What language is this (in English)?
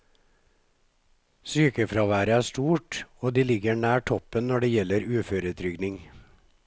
Norwegian